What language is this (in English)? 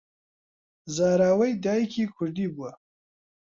Central Kurdish